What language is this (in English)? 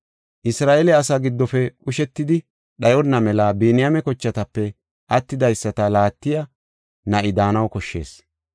Gofa